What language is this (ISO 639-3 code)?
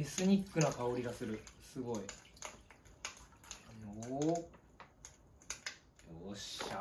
jpn